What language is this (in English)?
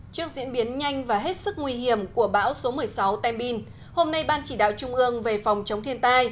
Vietnamese